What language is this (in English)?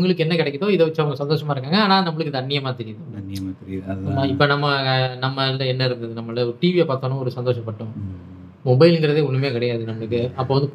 Tamil